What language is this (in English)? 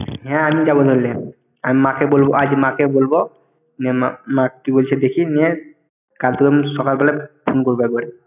Bangla